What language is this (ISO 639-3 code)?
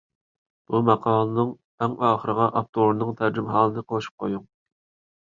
uig